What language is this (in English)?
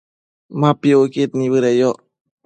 Matsés